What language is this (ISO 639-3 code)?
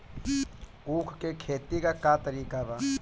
bho